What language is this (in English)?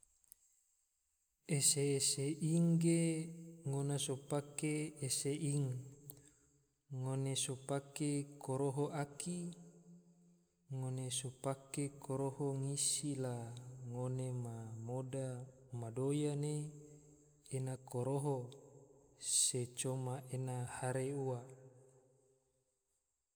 Tidore